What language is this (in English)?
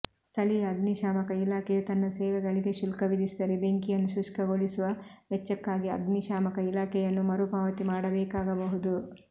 Kannada